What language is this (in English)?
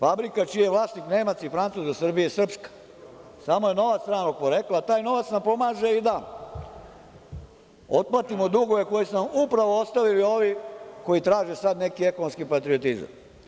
Serbian